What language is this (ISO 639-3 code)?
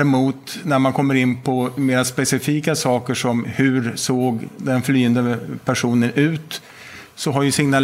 dan